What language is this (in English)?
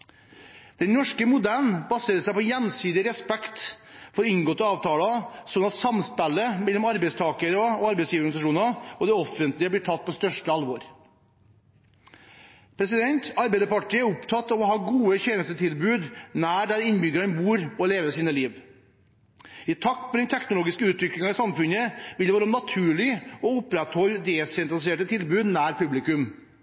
Norwegian Bokmål